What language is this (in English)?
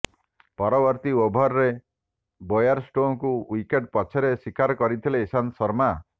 Odia